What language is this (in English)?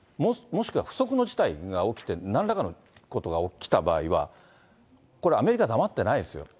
Japanese